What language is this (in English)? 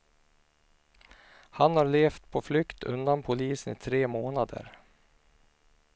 Swedish